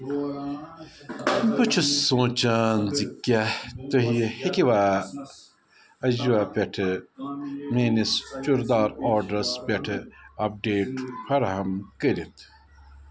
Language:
Kashmiri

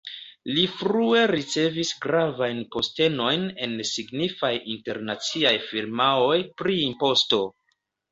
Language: Esperanto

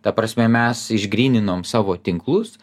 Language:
Lithuanian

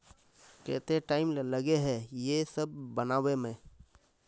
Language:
Magahi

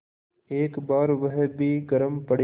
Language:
Hindi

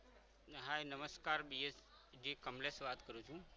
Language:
Gujarati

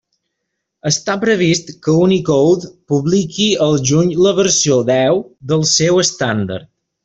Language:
Catalan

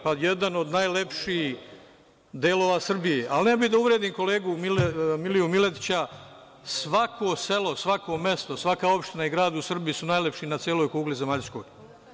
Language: Serbian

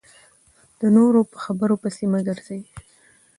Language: Pashto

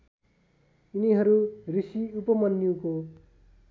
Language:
Nepali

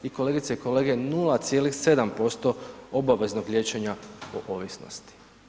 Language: Croatian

